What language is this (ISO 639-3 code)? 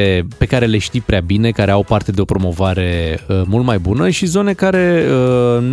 ron